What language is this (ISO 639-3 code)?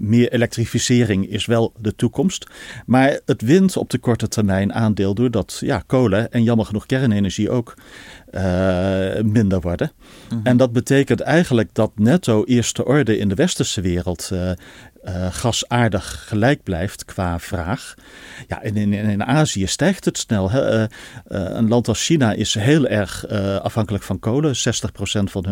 nld